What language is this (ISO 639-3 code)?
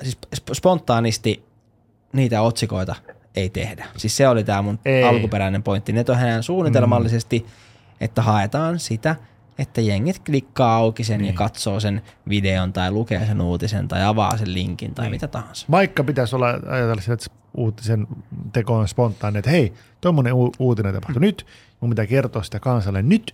fin